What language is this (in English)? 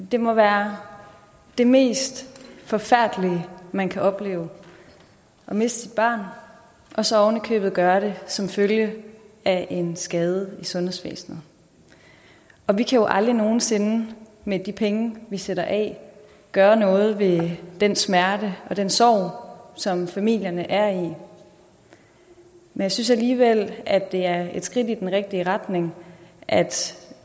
Danish